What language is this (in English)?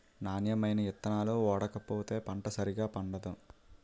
Telugu